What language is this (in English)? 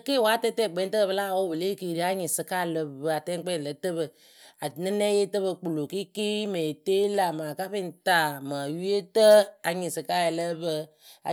Akebu